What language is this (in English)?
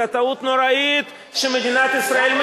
Hebrew